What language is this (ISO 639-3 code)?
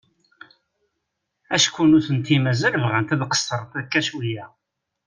kab